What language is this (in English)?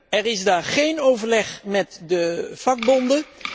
Dutch